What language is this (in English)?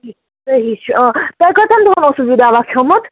Kashmiri